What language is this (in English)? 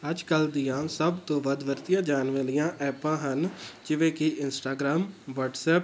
Punjabi